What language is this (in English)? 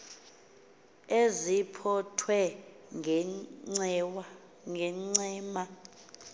Xhosa